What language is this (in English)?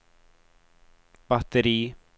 Swedish